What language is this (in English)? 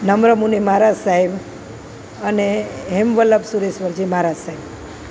Gujarati